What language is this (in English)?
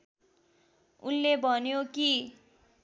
Nepali